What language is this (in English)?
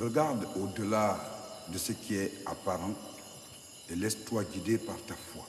French